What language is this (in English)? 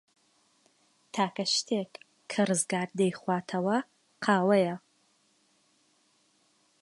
Central Kurdish